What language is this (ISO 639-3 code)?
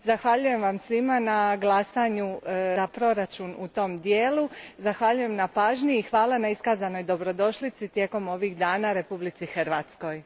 hrv